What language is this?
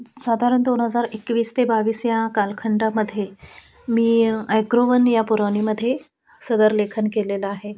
Marathi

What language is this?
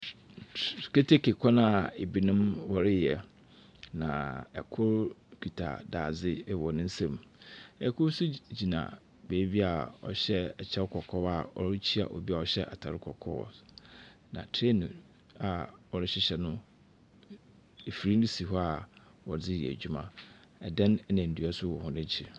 Akan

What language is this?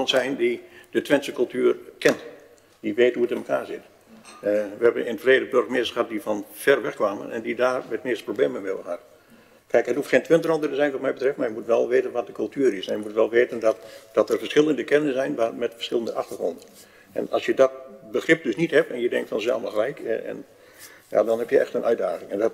Dutch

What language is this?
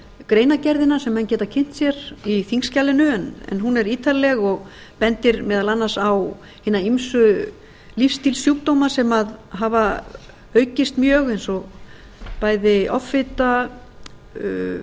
Icelandic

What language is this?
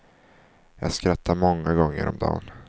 Swedish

